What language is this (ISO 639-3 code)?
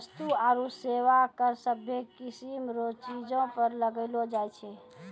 mai